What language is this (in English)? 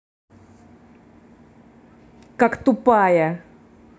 Russian